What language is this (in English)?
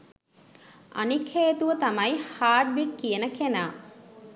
Sinhala